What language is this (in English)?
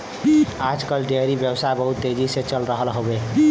Bhojpuri